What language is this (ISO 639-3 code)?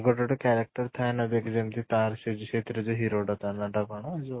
ori